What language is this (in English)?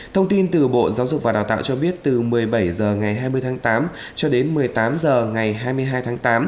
Vietnamese